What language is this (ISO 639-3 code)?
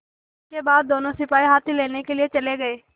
hin